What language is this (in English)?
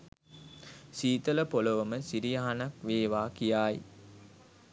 Sinhala